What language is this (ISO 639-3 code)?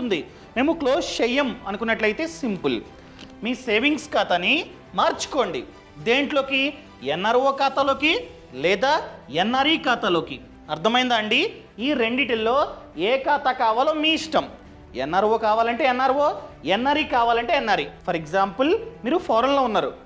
tel